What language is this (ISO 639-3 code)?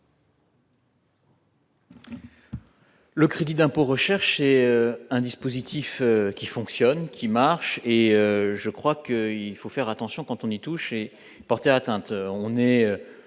fra